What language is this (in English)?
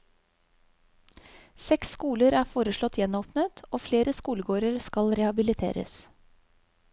Norwegian